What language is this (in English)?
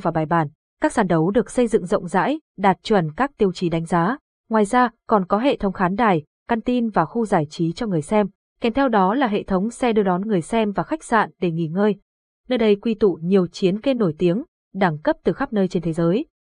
Vietnamese